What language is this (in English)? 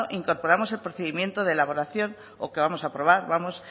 Spanish